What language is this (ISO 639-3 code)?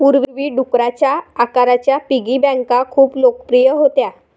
mar